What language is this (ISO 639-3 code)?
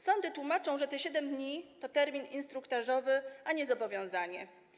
pol